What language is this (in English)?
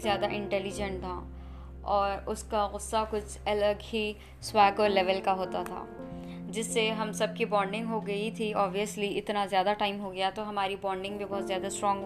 Urdu